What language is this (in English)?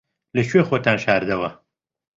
Central Kurdish